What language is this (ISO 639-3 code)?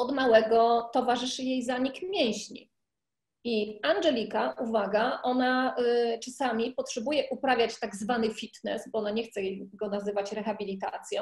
pol